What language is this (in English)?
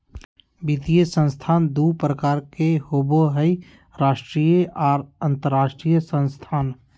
Magahi